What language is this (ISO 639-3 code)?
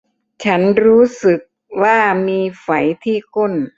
tha